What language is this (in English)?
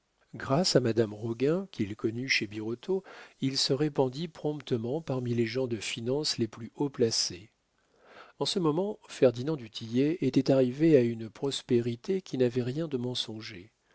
French